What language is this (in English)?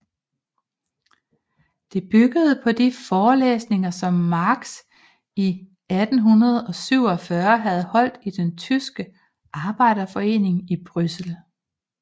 Danish